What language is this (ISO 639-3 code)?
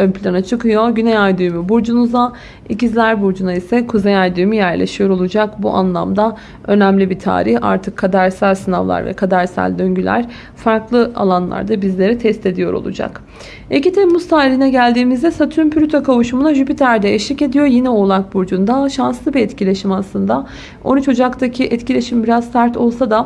tur